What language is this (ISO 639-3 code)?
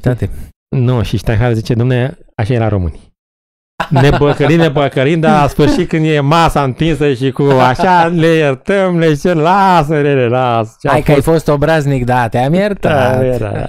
ron